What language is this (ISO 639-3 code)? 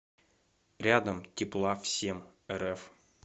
rus